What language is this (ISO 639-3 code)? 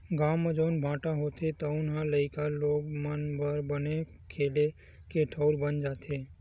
hne